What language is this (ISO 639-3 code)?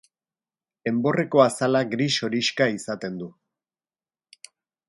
eus